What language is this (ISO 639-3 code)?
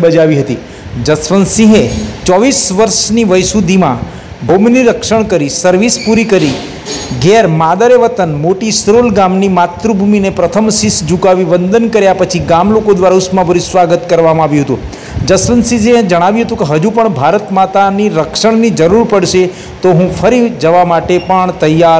hin